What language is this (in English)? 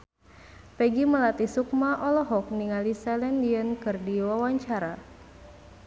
Sundanese